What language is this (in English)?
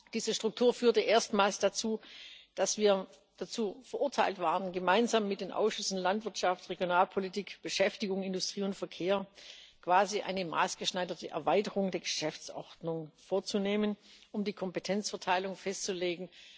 German